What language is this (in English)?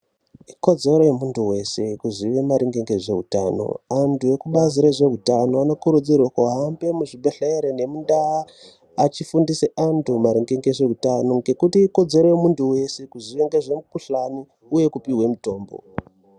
Ndau